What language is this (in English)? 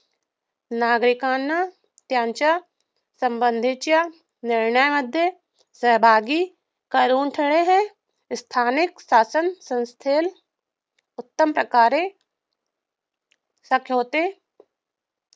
Marathi